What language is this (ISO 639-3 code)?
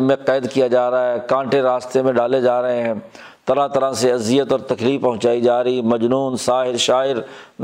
urd